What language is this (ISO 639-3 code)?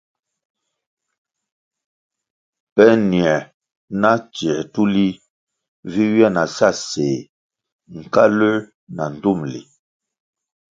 nmg